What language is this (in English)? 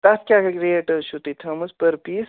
Kashmiri